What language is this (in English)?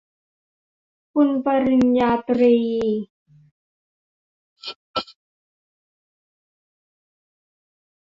Thai